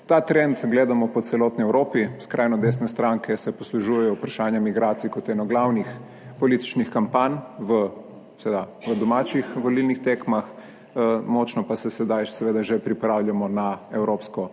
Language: Slovenian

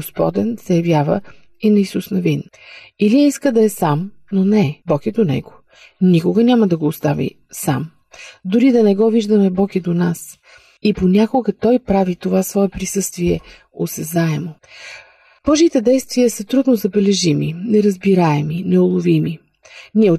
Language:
Bulgarian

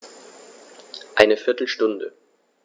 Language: German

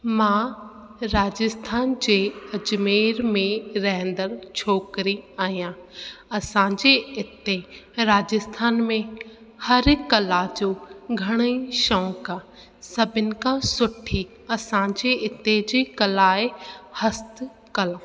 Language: Sindhi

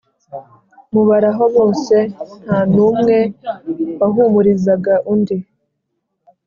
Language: Kinyarwanda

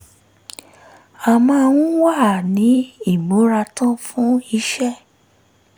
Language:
Yoruba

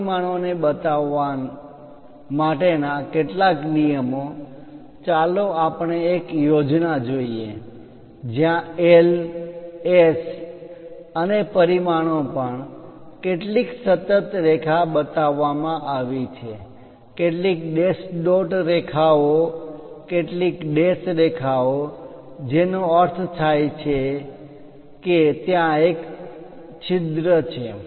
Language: Gujarati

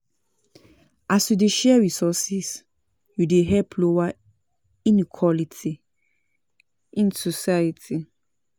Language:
Nigerian Pidgin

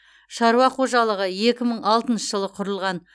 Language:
Kazakh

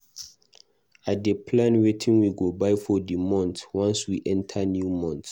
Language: Nigerian Pidgin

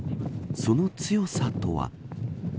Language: Japanese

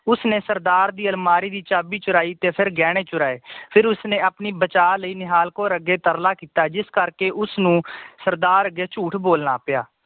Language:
Punjabi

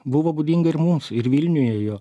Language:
Lithuanian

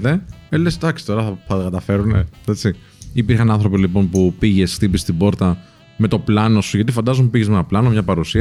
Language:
Greek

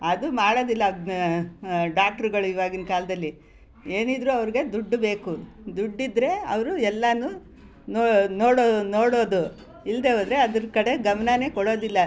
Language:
Kannada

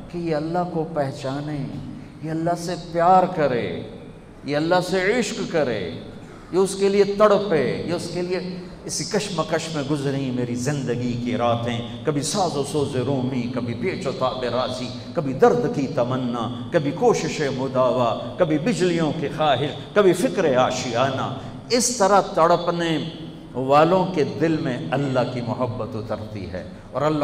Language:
Urdu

